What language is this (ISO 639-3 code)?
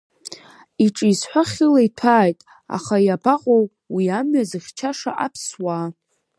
abk